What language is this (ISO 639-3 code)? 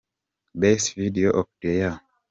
kin